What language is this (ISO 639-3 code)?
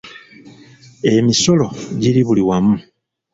lug